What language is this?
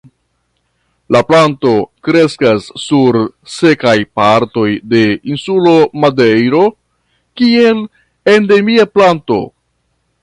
Esperanto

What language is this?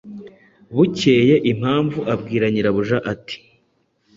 Kinyarwanda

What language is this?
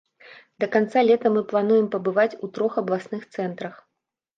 Belarusian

